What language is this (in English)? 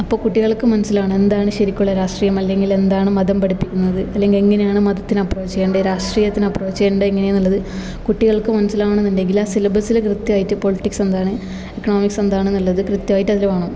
Malayalam